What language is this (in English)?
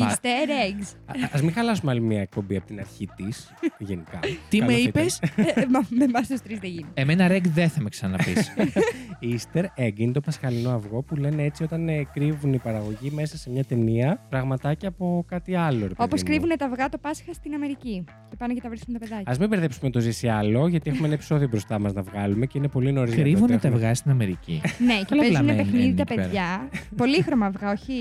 Greek